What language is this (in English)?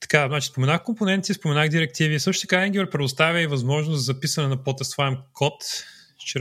Bulgarian